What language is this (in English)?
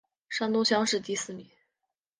Chinese